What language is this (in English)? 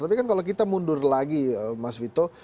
Indonesian